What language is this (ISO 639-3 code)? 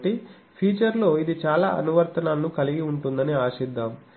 tel